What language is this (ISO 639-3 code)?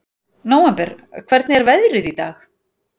isl